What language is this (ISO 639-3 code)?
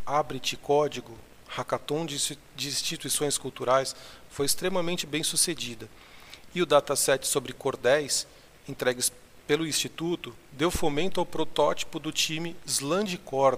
por